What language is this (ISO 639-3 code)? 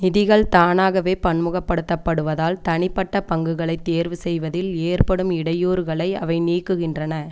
tam